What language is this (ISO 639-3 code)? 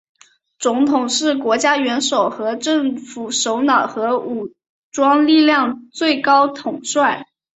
zho